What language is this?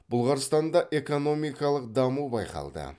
Kazakh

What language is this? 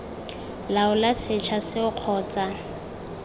Tswana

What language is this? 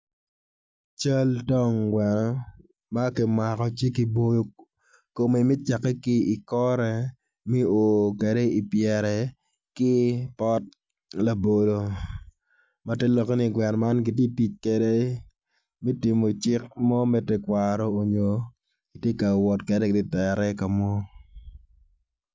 Acoli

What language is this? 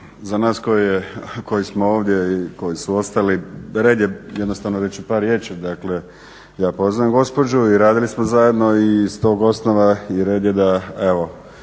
Croatian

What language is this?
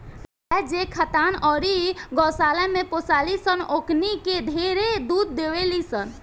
Bhojpuri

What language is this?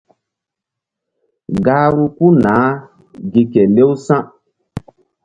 Mbum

